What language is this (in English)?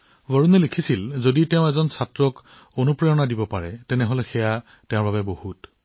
Assamese